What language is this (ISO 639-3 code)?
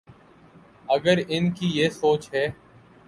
urd